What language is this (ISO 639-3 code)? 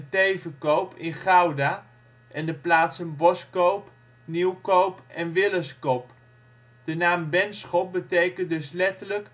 nld